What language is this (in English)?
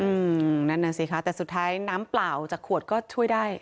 Thai